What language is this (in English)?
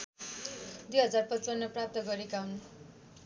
Nepali